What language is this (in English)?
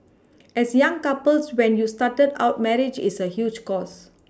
English